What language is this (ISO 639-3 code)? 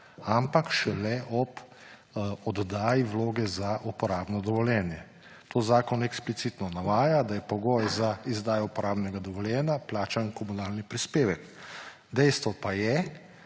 slv